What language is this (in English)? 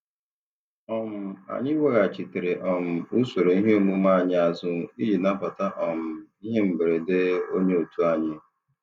Igbo